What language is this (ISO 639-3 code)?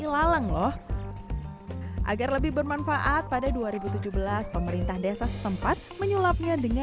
ind